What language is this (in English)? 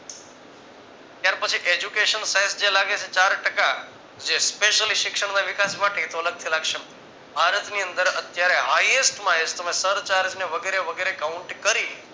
Gujarati